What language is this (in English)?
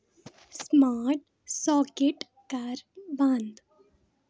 Kashmiri